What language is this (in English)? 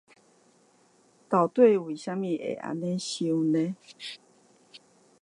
Chinese